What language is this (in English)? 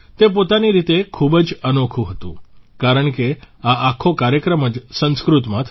Gujarati